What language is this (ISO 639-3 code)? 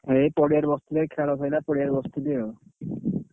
ori